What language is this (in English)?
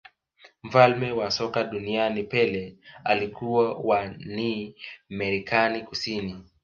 Swahili